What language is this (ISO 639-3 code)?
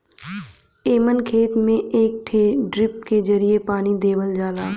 bho